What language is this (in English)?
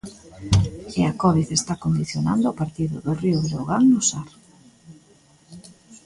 Galician